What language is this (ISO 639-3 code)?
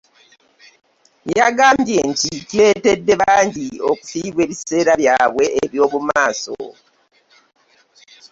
lug